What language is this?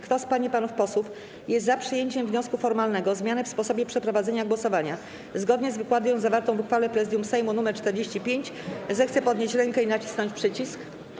Polish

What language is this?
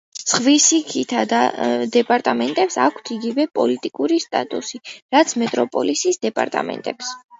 Georgian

